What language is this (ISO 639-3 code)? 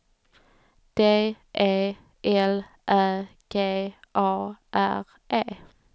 swe